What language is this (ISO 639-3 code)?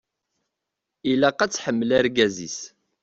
kab